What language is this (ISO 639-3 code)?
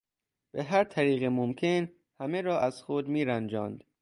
fas